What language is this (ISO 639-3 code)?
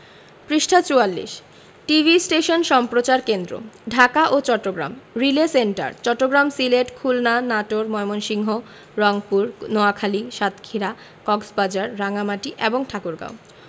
ben